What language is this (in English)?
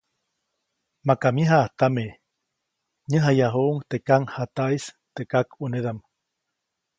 Copainalá Zoque